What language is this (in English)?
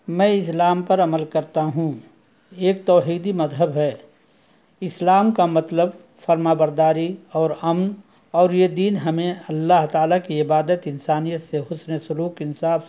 Urdu